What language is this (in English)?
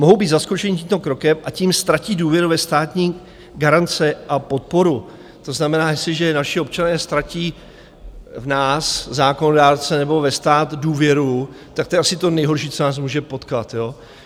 Czech